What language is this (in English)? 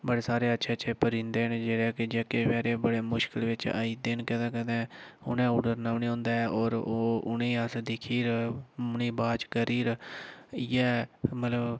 Dogri